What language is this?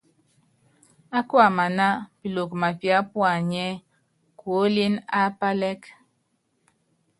Yangben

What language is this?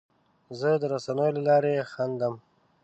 Pashto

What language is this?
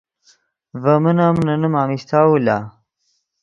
Yidgha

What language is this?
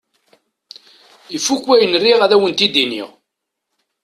Kabyle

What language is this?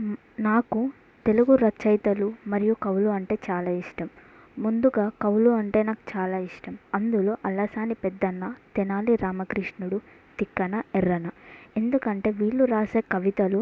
Telugu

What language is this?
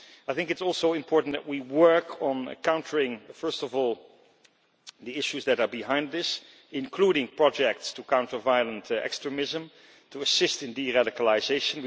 English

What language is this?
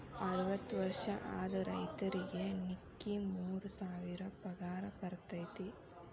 Kannada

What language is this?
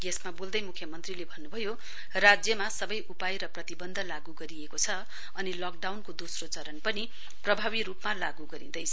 Nepali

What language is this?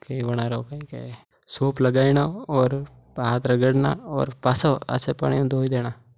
Mewari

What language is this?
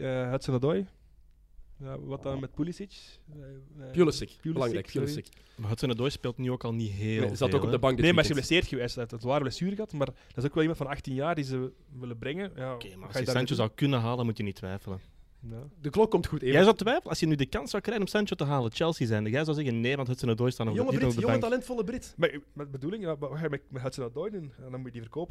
Dutch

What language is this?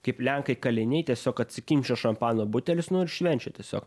Lithuanian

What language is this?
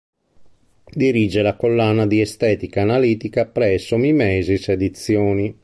Italian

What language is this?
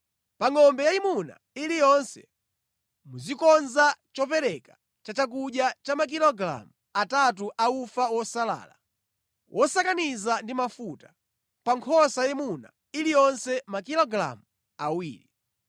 Nyanja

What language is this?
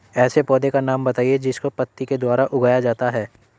Hindi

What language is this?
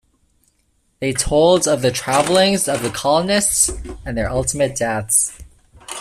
English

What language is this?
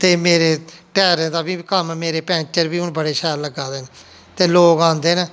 Dogri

